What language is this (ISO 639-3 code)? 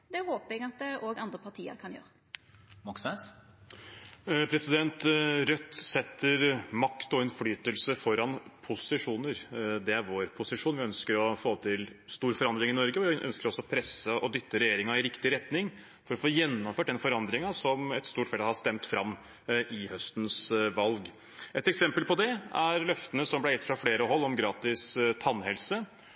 nor